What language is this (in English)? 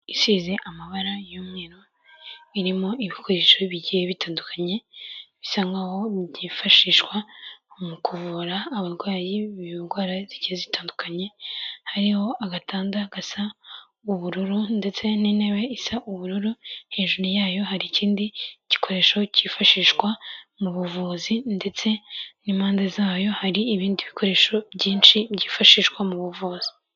Kinyarwanda